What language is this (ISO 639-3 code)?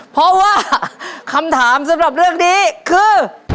tha